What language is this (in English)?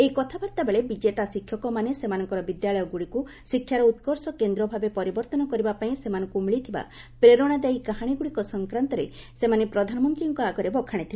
Odia